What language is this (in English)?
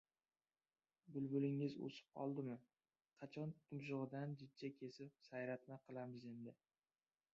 Uzbek